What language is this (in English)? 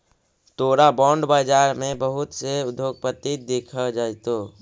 Magahi